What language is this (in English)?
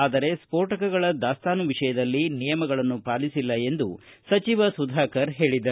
Kannada